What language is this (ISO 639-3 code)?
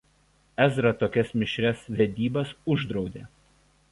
lit